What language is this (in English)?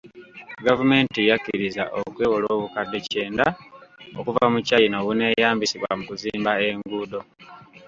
Ganda